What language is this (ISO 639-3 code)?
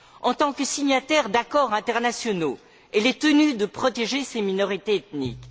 fra